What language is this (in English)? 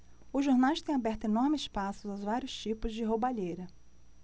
Portuguese